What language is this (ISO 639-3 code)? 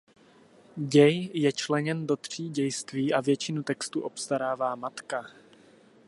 ces